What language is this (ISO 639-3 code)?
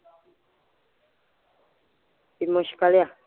pan